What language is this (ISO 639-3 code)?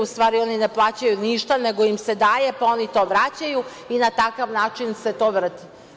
srp